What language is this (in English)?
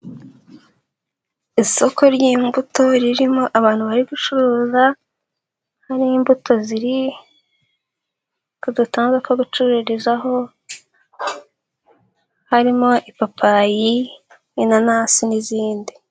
Kinyarwanda